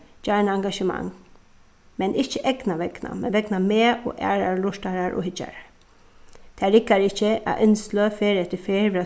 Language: Faroese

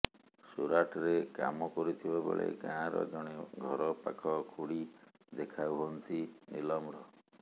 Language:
Odia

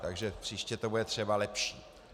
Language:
Czech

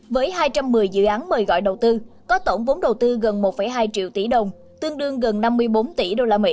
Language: Vietnamese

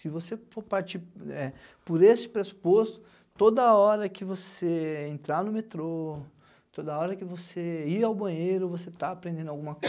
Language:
Portuguese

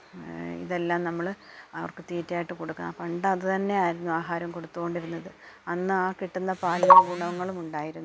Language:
Malayalam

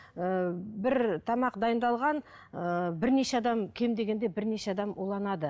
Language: Kazakh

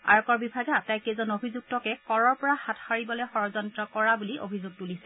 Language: Assamese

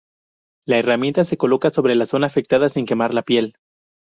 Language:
Spanish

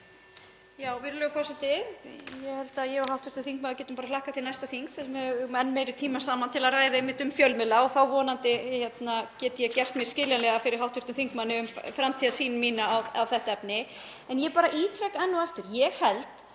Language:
Icelandic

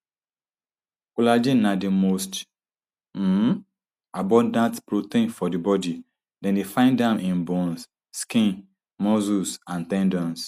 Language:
Nigerian Pidgin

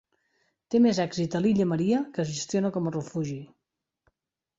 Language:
Catalan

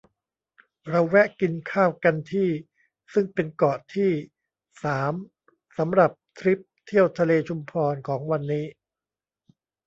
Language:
Thai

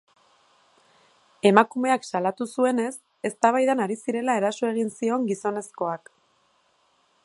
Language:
Basque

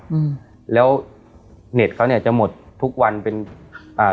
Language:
Thai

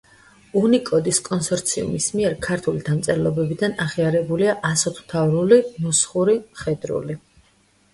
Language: Georgian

